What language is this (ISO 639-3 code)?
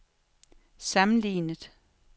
dan